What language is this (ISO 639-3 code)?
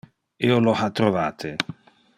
ina